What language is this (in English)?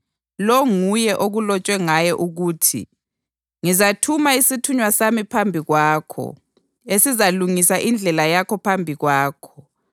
North Ndebele